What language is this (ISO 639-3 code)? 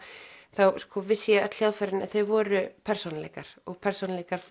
isl